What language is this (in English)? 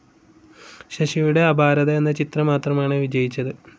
Malayalam